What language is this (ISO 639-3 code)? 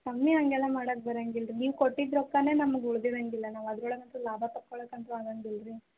kan